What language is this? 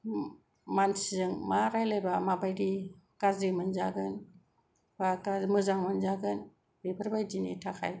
Bodo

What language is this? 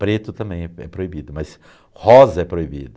Portuguese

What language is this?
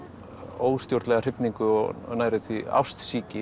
Icelandic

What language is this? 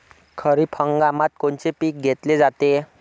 Marathi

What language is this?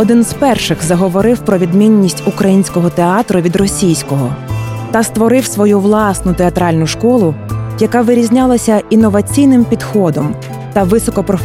Ukrainian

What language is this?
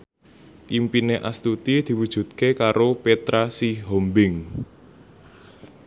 Javanese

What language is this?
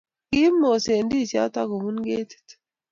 Kalenjin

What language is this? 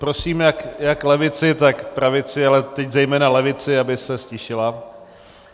Czech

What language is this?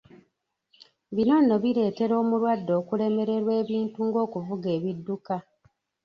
Ganda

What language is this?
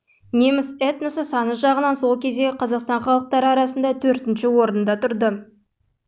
Kazakh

